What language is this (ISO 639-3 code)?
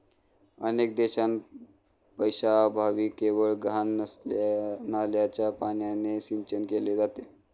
mar